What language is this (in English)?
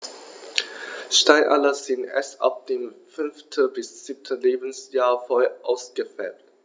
German